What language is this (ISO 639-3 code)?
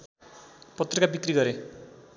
nep